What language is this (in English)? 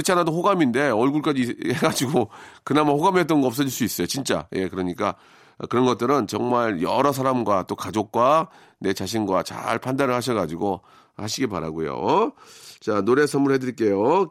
Korean